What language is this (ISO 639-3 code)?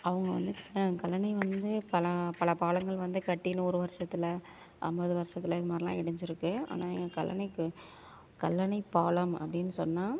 tam